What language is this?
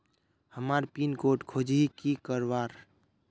Magahi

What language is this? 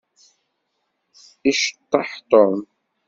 Kabyle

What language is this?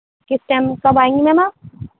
Urdu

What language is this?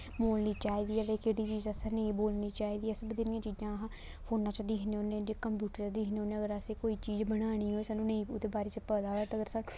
Dogri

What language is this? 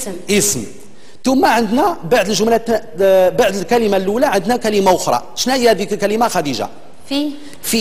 Arabic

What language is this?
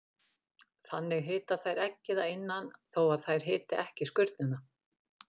Icelandic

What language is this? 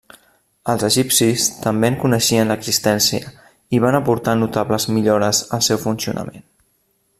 Catalan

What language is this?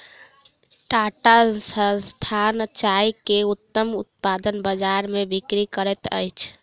Maithili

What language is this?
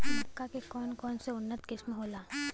Bhojpuri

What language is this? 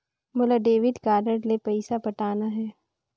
Chhattisgarhi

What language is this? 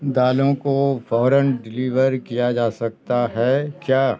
Urdu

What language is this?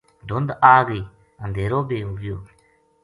Gujari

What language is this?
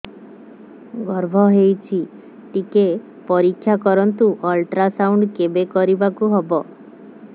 Odia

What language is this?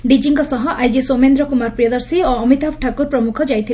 Odia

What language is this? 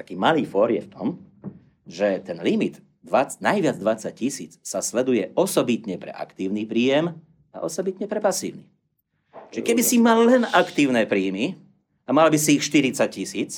Slovak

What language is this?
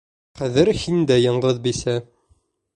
Bashkir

